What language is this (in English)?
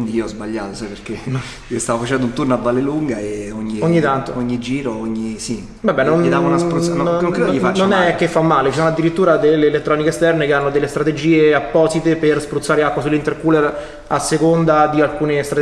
Italian